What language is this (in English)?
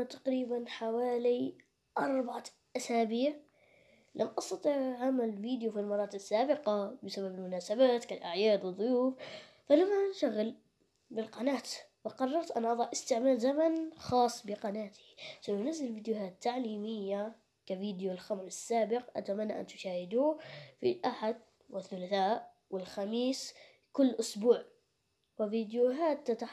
Arabic